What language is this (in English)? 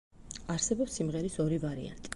Georgian